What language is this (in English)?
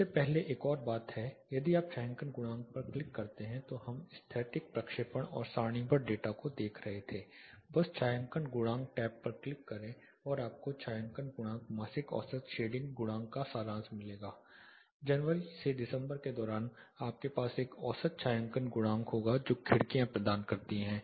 Hindi